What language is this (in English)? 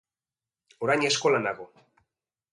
Basque